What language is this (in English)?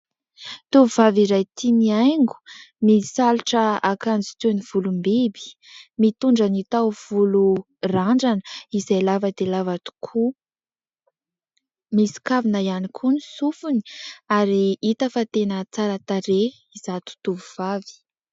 Malagasy